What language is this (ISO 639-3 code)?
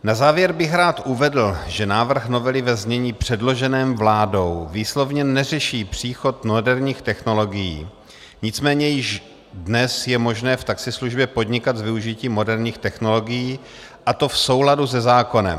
ces